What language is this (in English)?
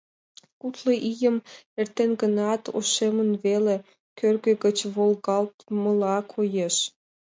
Mari